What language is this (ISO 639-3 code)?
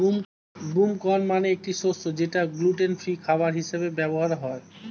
ben